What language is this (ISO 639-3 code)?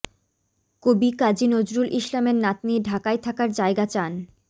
ben